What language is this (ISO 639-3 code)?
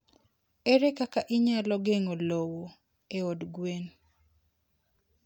luo